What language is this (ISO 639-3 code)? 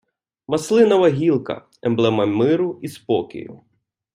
ukr